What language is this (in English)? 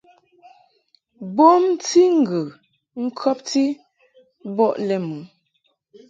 Mungaka